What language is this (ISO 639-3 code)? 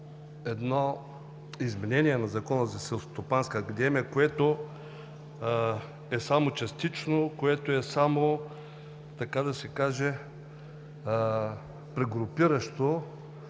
bul